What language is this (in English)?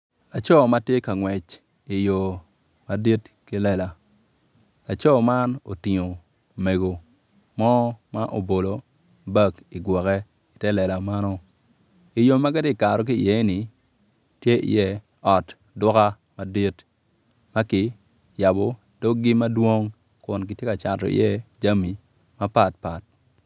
Acoli